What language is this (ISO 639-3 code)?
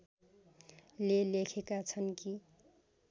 nep